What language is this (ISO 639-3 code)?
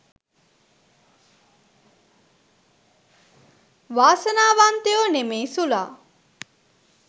sin